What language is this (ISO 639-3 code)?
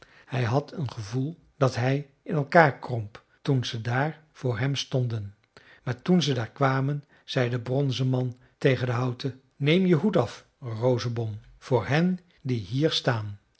nld